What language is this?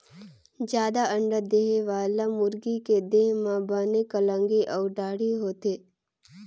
Chhattisgarhi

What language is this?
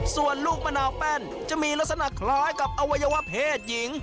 Thai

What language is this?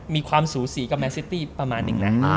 Thai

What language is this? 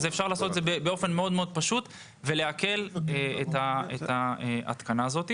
Hebrew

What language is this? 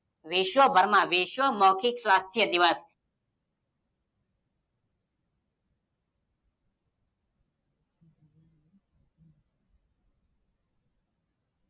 Gujarati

